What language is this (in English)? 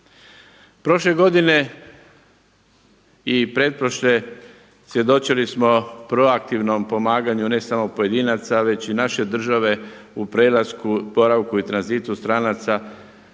Croatian